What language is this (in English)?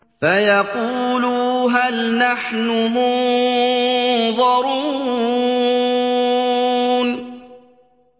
Arabic